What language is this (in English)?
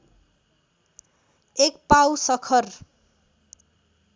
Nepali